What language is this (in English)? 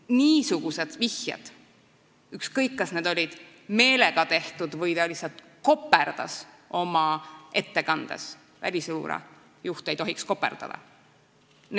Estonian